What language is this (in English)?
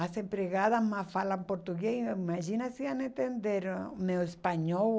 Portuguese